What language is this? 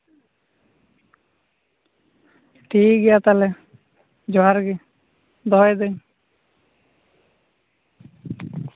Santali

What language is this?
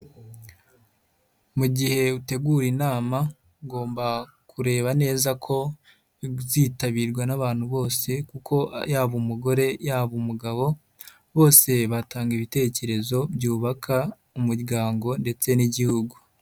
Kinyarwanda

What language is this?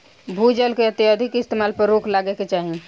Bhojpuri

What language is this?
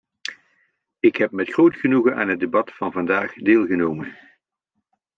Dutch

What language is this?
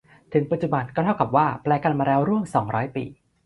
Thai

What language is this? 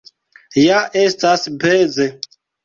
Esperanto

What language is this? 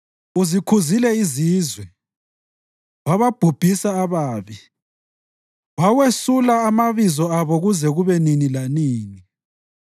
North Ndebele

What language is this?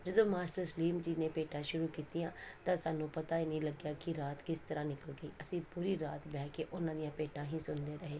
Punjabi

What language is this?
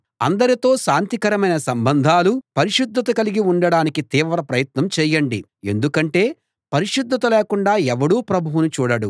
Telugu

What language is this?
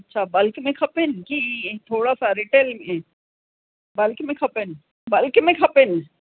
Sindhi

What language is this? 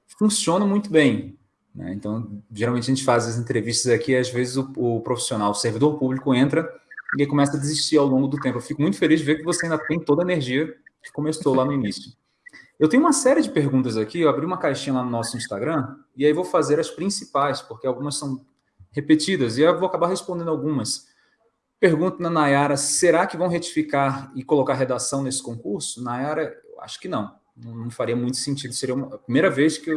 Portuguese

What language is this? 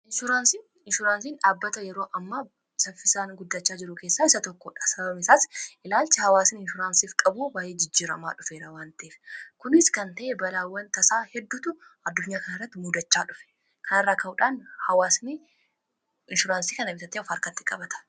Oromo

